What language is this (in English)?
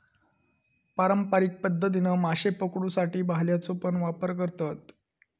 Marathi